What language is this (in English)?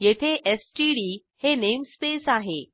Marathi